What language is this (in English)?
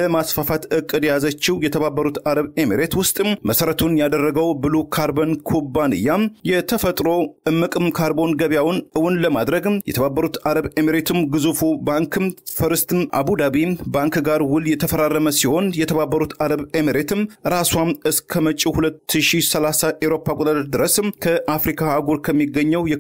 Arabic